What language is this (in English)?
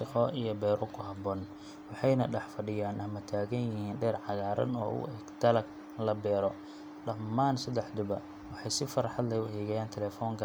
Somali